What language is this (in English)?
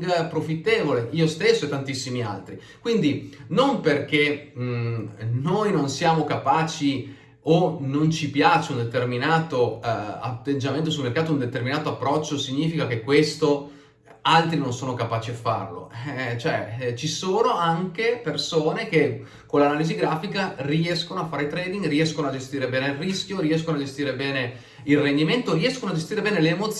Italian